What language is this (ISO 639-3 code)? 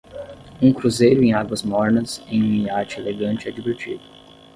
por